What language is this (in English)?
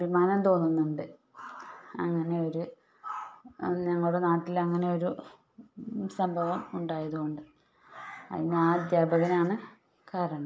Malayalam